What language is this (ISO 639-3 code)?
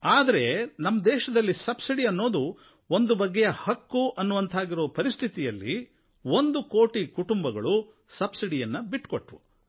kan